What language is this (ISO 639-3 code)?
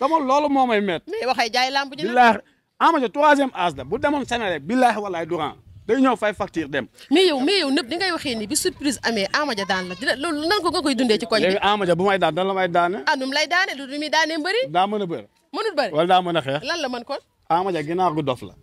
ind